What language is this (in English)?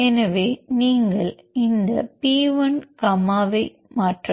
Tamil